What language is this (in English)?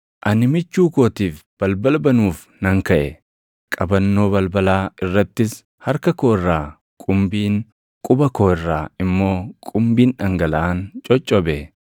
Oromo